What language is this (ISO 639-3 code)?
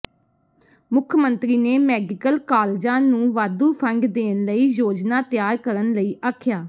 pan